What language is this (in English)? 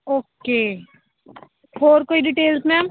Punjabi